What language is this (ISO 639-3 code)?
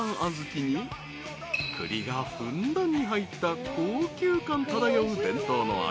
jpn